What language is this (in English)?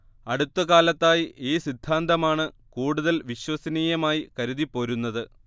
Malayalam